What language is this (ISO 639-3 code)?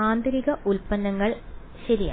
mal